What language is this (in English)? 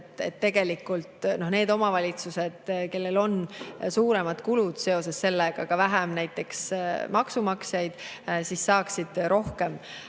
Estonian